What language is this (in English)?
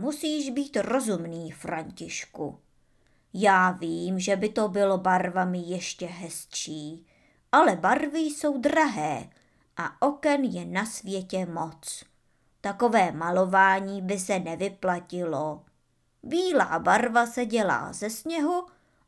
Czech